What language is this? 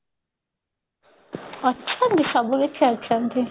Odia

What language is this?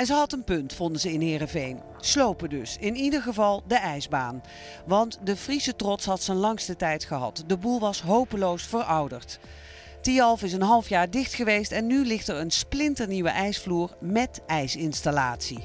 Dutch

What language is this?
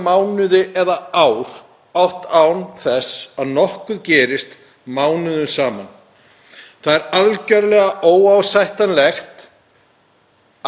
Icelandic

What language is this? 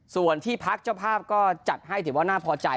Thai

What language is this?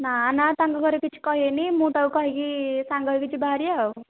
Odia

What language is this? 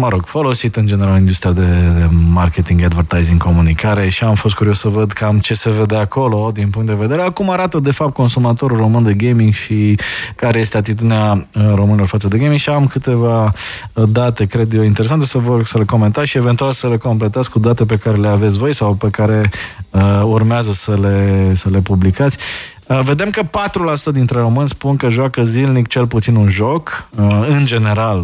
Romanian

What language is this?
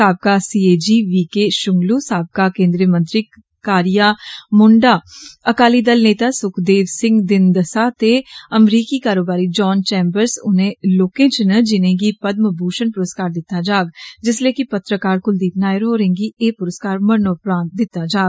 Dogri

